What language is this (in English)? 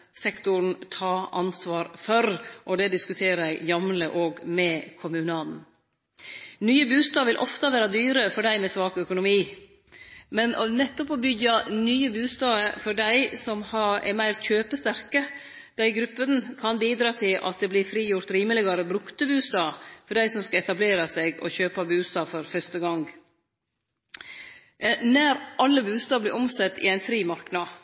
Norwegian Nynorsk